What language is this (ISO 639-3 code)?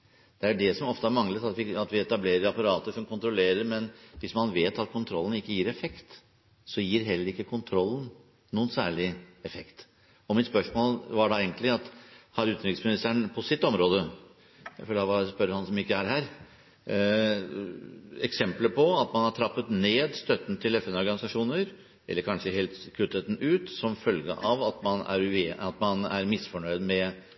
nob